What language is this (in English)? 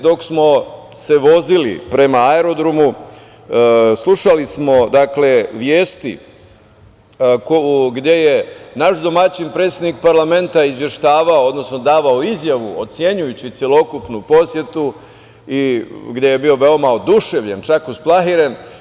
Serbian